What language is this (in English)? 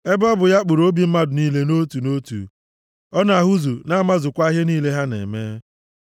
Igbo